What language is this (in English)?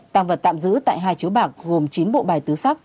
Vietnamese